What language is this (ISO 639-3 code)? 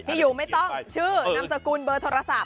tha